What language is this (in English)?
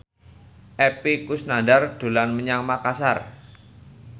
Javanese